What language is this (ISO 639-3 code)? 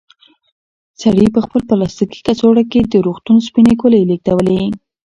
pus